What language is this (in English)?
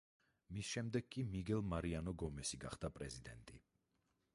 Georgian